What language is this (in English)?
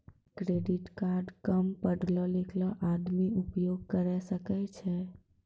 Maithili